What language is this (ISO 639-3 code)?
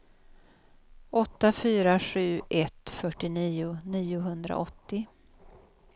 swe